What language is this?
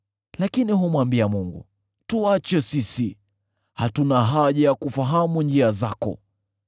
Swahili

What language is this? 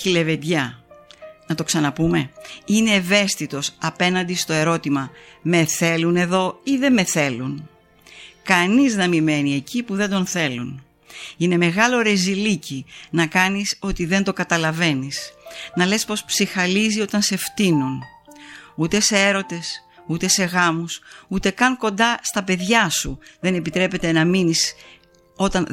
Greek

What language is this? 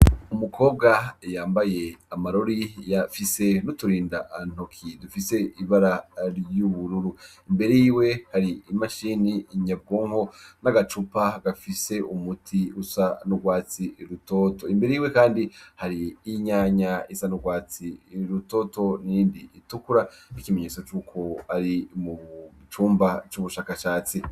Rundi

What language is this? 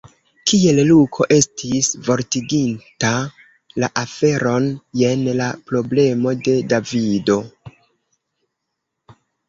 Esperanto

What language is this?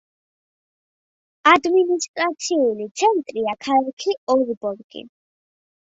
Georgian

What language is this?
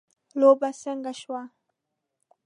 Pashto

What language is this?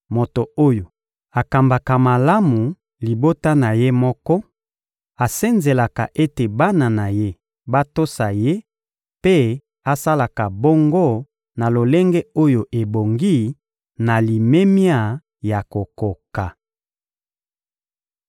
Lingala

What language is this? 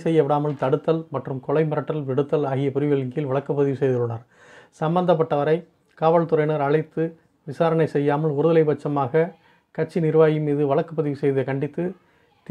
Hindi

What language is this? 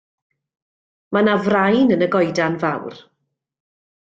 Welsh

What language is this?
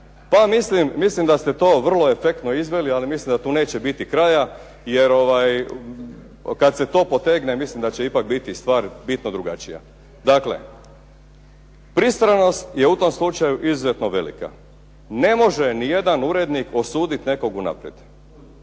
Croatian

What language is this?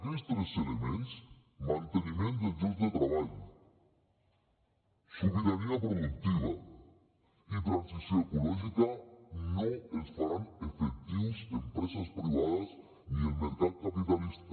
Catalan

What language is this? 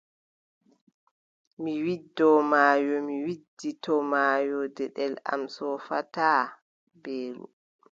Adamawa Fulfulde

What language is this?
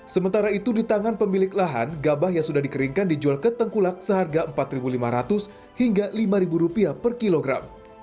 Indonesian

